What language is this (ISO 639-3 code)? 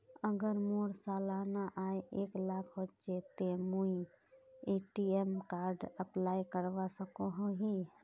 mag